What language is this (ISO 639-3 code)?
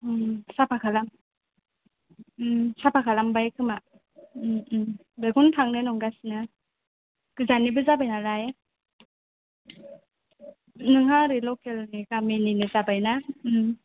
brx